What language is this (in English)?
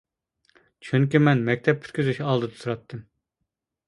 Uyghur